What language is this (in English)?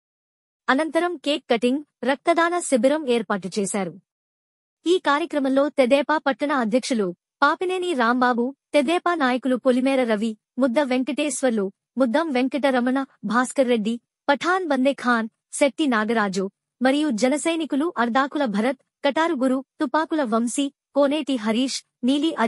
Telugu